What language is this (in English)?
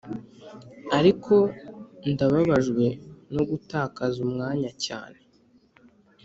Kinyarwanda